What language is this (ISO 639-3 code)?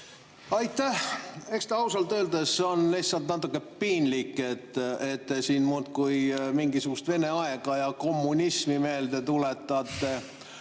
est